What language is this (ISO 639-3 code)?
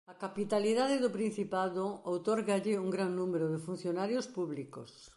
glg